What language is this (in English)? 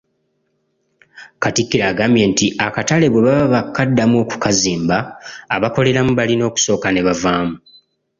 Ganda